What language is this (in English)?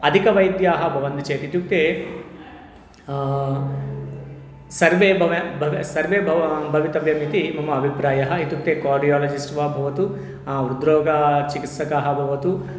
Sanskrit